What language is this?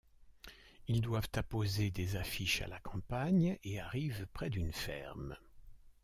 French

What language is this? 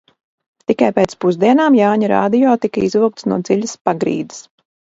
Latvian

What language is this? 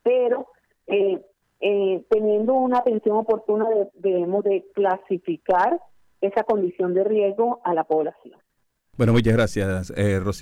Spanish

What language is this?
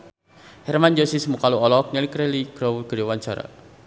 Sundanese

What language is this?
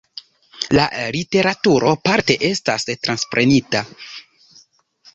Esperanto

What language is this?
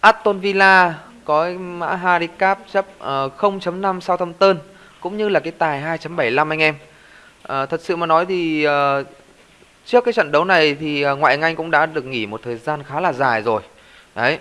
Vietnamese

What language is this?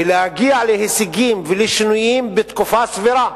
Hebrew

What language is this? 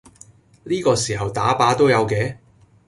Cantonese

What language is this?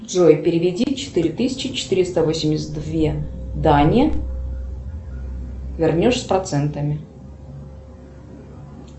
Russian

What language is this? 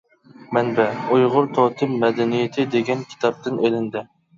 Uyghur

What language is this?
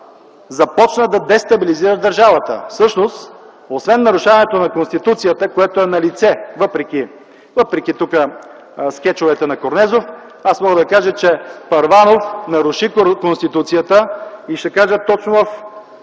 Bulgarian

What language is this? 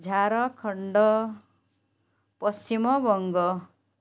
Odia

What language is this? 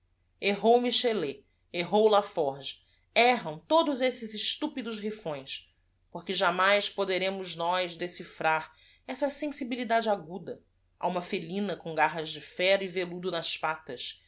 Portuguese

